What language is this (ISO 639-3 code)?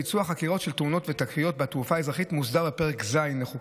heb